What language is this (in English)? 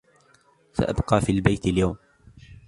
Arabic